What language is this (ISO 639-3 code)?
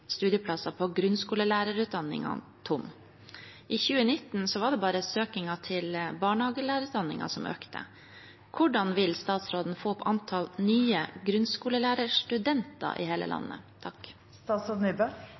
nob